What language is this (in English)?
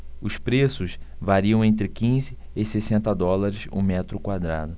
Portuguese